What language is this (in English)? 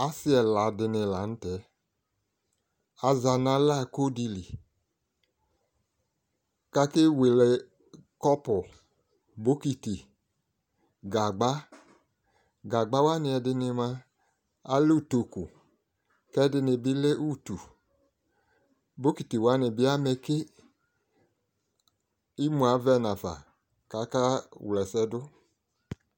Ikposo